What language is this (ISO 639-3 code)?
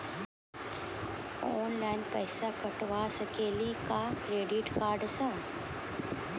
mai